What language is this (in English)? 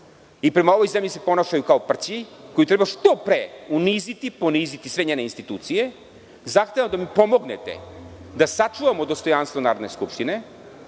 Serbian